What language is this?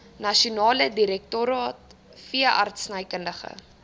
Afrikaans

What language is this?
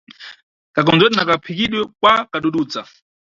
Nyungwe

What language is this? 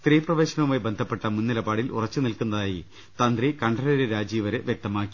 Malayalam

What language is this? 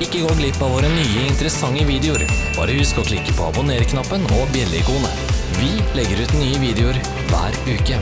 Norwegian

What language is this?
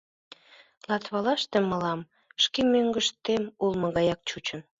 Mari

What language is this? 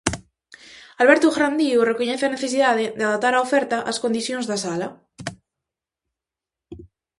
Galician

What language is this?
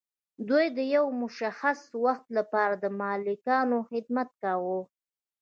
Pashto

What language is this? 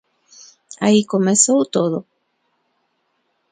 Galician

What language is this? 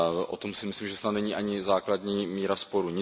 Czech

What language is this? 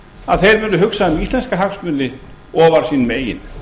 Icelandic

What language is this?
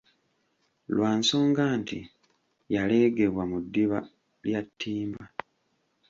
Ganda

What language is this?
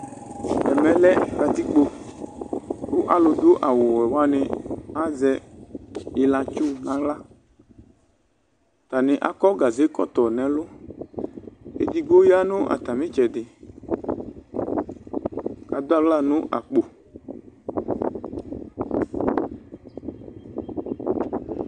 Ikposo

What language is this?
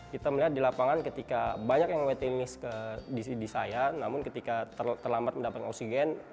Indonesian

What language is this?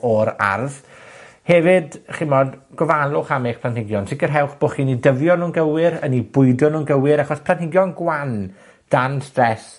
Welsh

